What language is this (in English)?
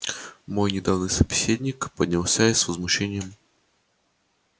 Russian